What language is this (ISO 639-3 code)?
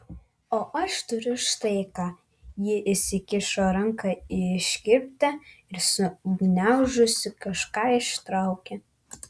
lit